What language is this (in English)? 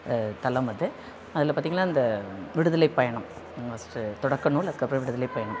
Tamil